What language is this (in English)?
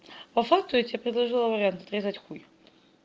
Russian